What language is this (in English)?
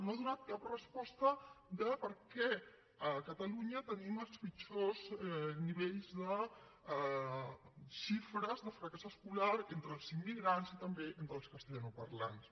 Catalan